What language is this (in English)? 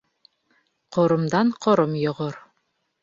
Bashkir